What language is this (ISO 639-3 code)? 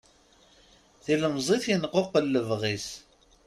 kab